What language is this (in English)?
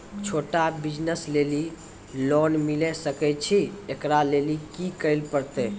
Maithili